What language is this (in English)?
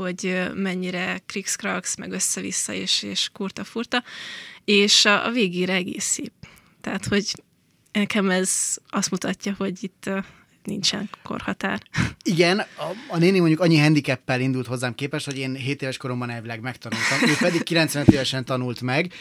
Hungarian